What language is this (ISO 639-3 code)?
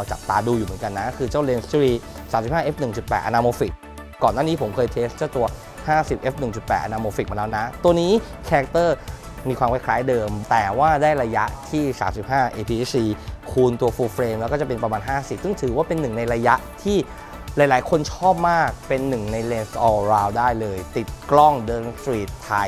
tha